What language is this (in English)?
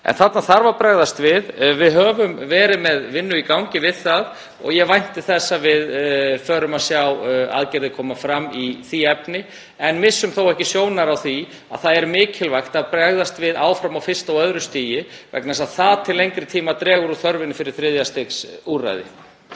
Icelandic